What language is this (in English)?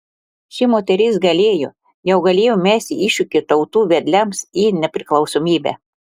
Lithuanian